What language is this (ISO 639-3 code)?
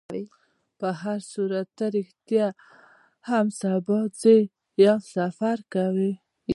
pus